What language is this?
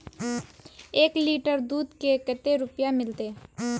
Magahi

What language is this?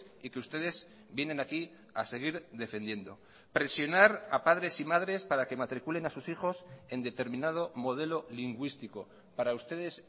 Spanish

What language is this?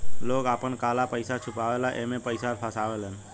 Bhojpuri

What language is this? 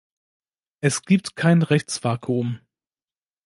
German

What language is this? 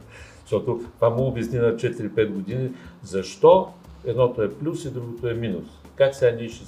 Bulgarian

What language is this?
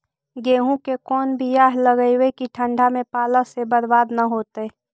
Magahi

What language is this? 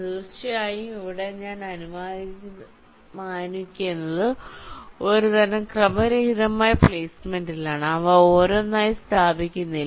Malayalam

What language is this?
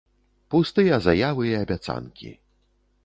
Belarusian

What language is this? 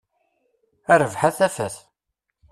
Kabyle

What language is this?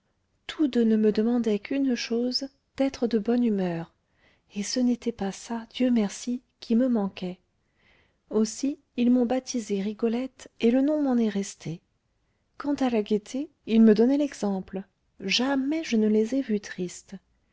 French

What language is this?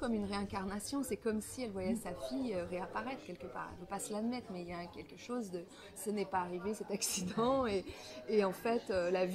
French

